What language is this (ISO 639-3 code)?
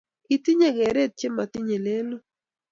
kln